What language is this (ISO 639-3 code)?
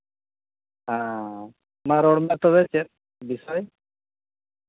sat